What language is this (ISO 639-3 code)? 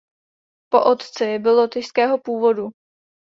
ces